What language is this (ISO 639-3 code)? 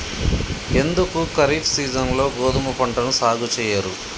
tel